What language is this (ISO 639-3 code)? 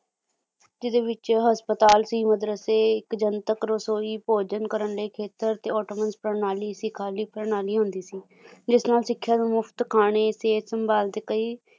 pan